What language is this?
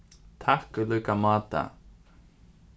Faroese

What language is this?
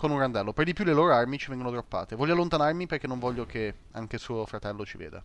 Italian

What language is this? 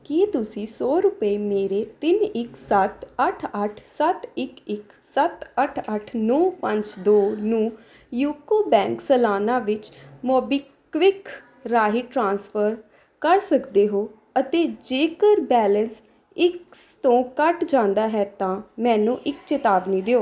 Punjabi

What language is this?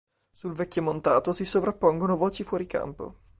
Italian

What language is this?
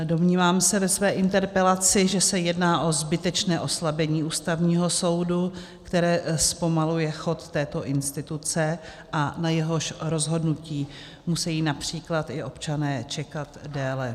Czech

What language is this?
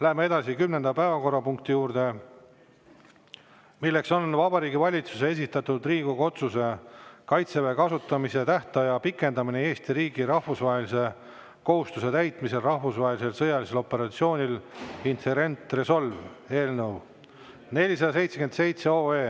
Estonian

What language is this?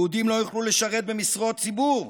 Hebrew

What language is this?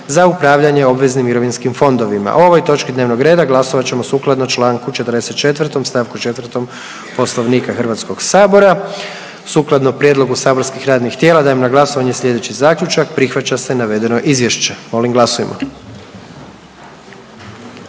Croatian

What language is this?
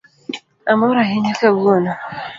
Luo (Kenya and Tanzania)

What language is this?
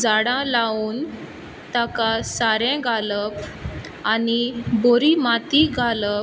Konkani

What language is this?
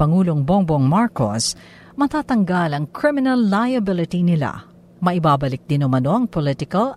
Filipino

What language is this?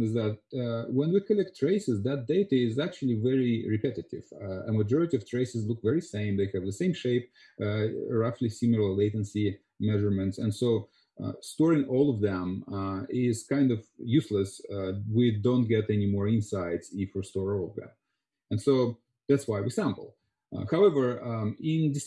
English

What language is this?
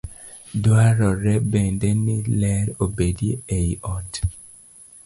Luo (Kenya and Tanzania)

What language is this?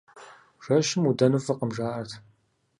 Kabardian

